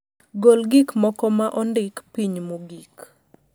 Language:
Luo (Kenya and Tanzania)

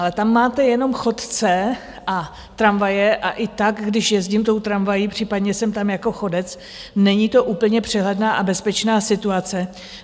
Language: Czech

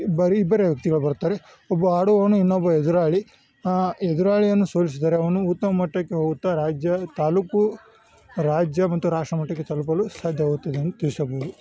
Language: Kannada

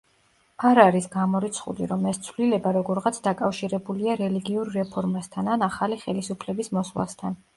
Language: Georgian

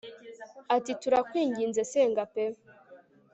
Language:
Kinyarwanda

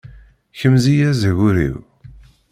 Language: Kabyle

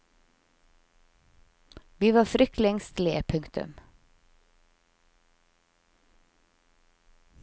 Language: Norwegian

